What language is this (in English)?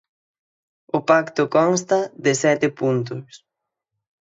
Galician